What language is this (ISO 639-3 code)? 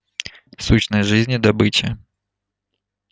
rus